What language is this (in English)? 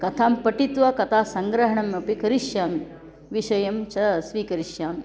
Sanskrit